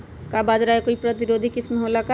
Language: Magahi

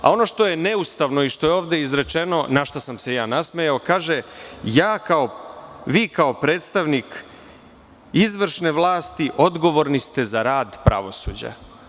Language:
Serbian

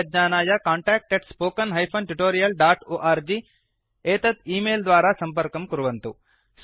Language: Sanskrit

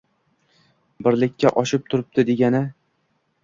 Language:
Uzbek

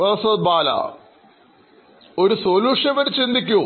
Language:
Malayalam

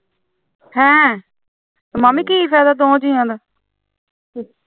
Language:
Punjabi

